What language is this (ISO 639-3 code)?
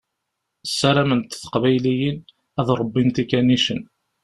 kab